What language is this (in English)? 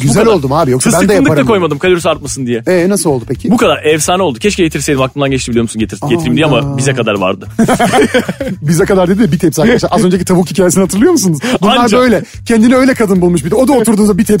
Turkish